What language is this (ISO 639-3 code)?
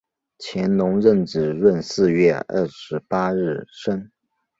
zho